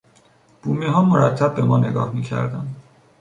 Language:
Persian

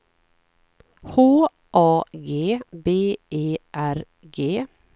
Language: Swedish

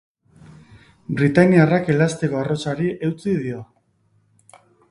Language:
Basque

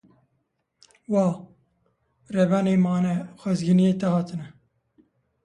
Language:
Kurdish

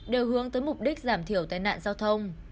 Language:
Vietnamese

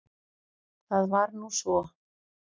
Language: Icelandic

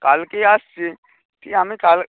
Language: Bangla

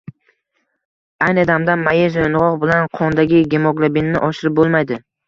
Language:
Uzbek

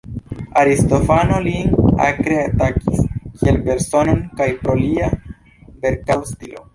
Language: Esperanto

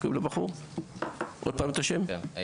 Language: Hebrew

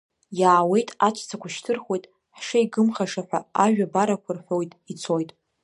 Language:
Abkhazian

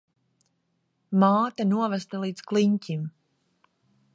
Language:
Latvian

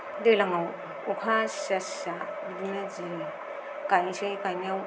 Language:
Bodo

